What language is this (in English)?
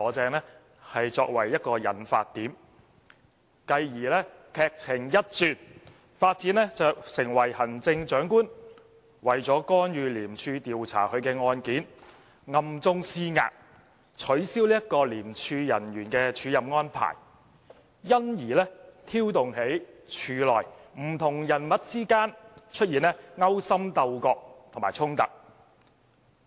Cantonese